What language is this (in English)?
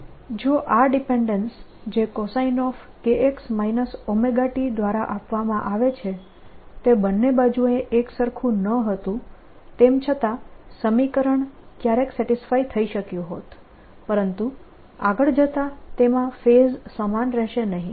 Gujarati